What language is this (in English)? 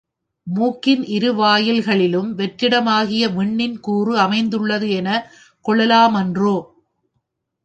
Tamil